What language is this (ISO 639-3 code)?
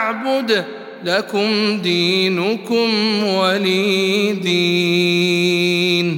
ara